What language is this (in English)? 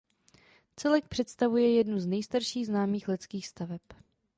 Czech